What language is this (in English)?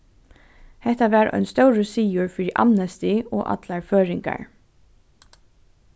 Faroese